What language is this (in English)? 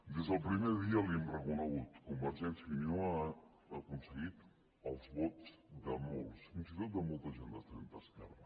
Catalan